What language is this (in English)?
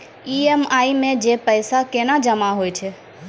Maithili